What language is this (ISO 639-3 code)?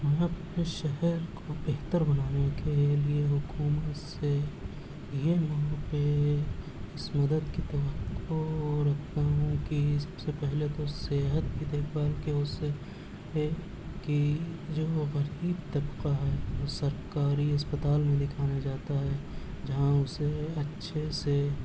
urd